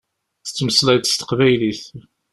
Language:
Kabyle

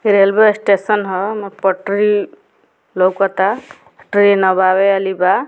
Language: Bhojpuri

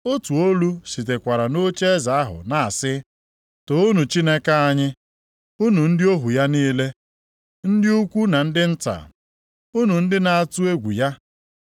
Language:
Igbo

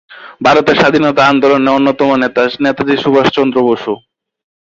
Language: Bangla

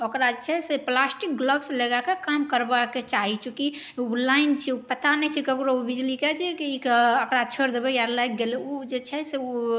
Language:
Maithili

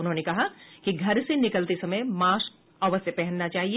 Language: Hindi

